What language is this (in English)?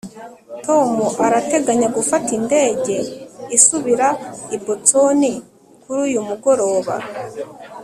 Kinyarwanda